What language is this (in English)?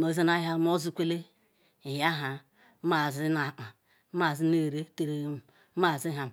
Ikwere